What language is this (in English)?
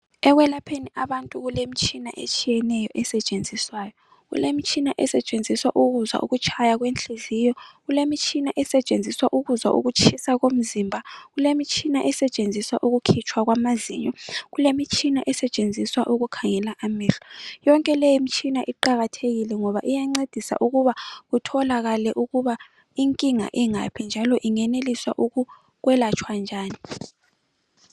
North Ndebele